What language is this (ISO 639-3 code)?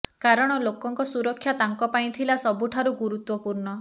ori